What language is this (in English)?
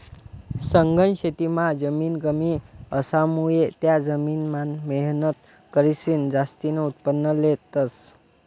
Marathi